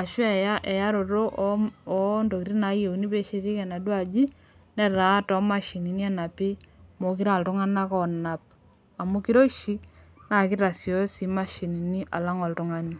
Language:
Masai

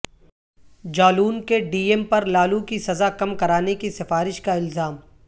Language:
Urdu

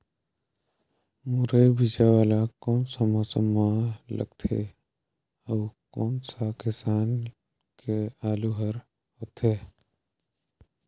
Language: Chhattisgarhi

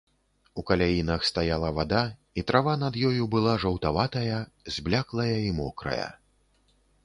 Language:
Belarusian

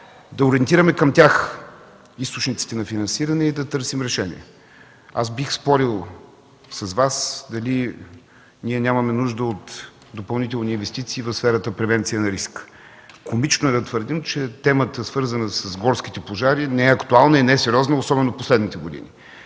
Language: Bulgarian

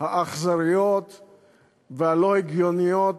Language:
Hebrew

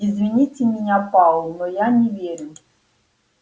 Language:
Russian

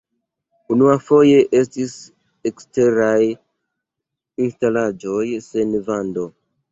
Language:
Esperanto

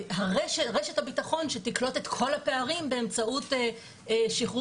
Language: Hebrew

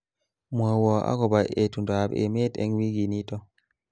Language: Kalenjin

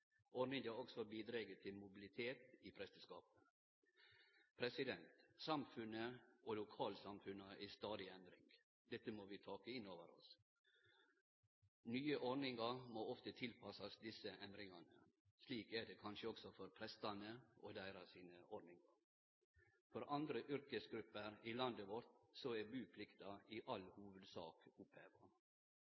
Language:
Norwegian Nynorsk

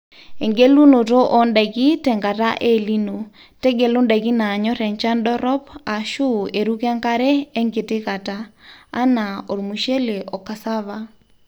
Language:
Masai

